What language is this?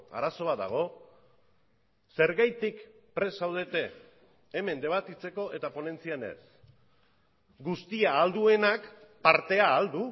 Basque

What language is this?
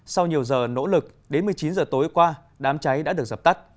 Vietnamese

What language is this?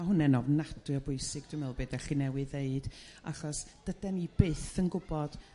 Welsh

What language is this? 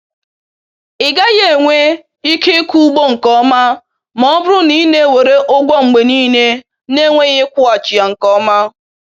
Igbo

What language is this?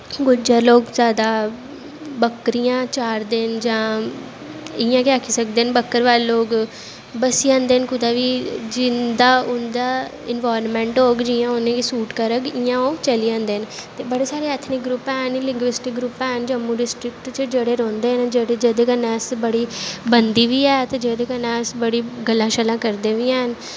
Dogri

